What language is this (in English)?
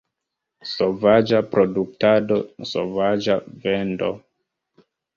Esperanto